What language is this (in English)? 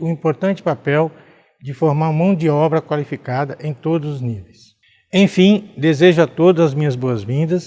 Portuguese